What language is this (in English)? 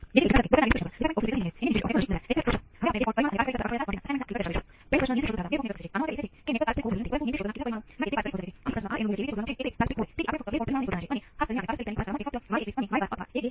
Gujarati